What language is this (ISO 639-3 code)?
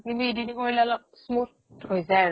asm